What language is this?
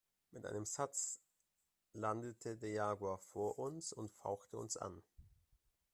German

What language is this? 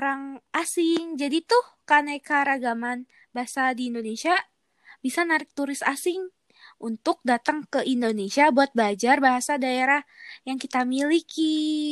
Indonesian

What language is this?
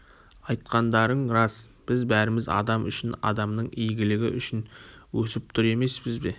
Kazakh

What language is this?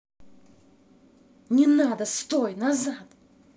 Russian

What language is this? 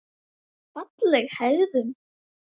Icelandic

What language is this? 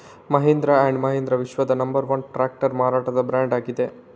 Kannada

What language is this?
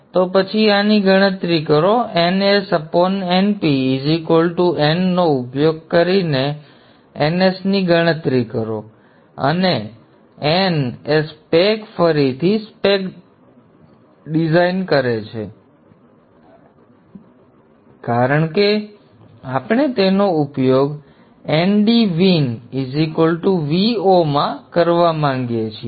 Gujarati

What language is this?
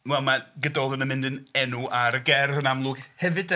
Welsh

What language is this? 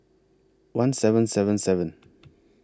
English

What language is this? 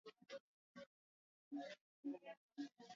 Swahili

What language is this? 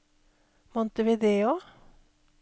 Norwegian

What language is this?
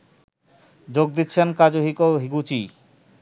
Bangla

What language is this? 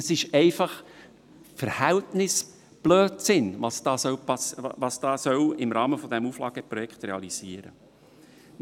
Swiss German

